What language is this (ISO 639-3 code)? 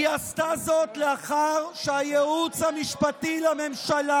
heb